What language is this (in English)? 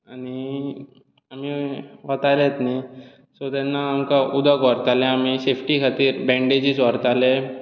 Konkani